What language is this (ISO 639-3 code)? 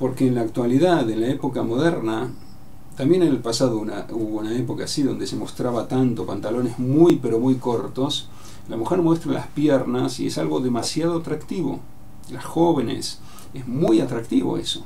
spa